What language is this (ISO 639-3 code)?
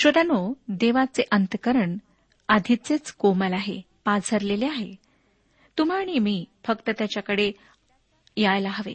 mar